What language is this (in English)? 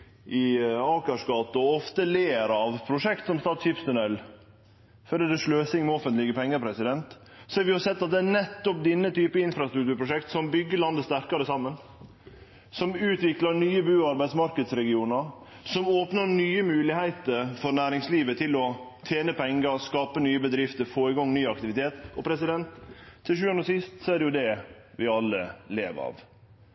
Norwegian Nynorsk